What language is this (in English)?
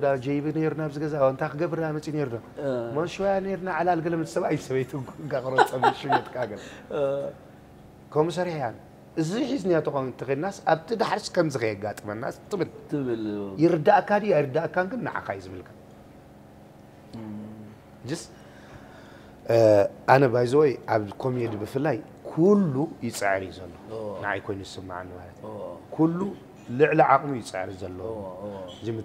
Arabic